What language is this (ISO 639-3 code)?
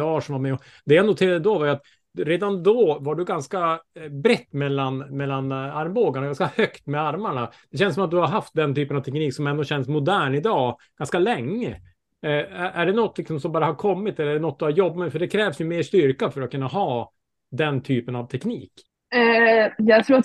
swe